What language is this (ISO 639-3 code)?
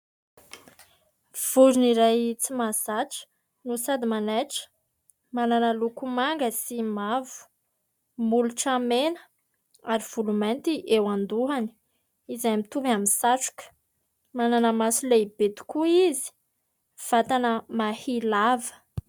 mlg